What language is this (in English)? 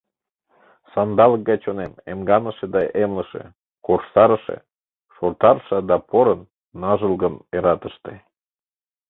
Mari